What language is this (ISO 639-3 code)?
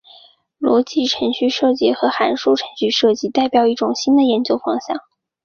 zho